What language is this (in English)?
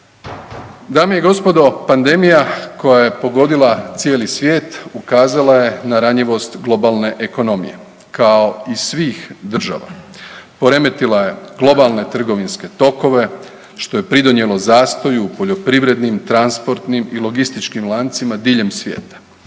Croatian